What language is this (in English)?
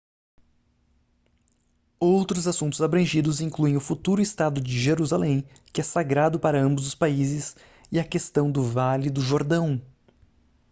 Portuguese